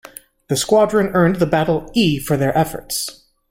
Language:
English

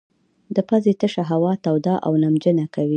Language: Pashto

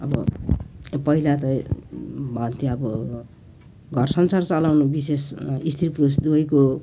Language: Nepali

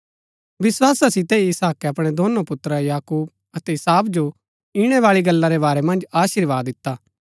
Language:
Gaddi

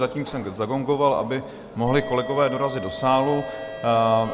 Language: Czech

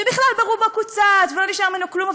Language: Hebrew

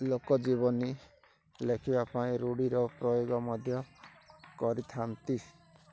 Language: Odia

